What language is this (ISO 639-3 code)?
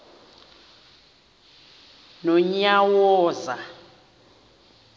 xho